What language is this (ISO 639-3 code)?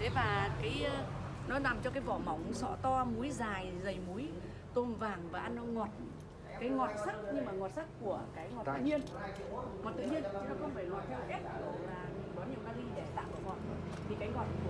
vie